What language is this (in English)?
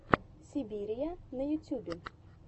Russian